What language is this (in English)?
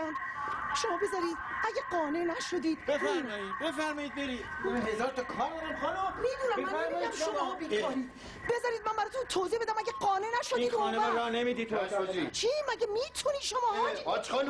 Persian